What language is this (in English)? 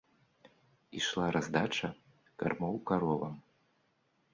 Belarusian